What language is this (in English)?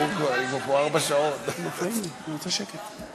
Hebrew